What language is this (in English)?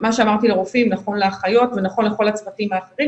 Hebrew